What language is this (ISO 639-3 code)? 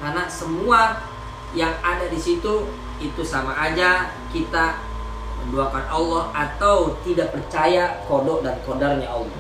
ind